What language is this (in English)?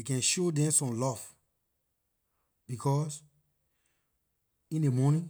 Liberian English